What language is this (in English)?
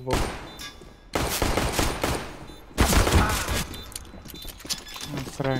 Polish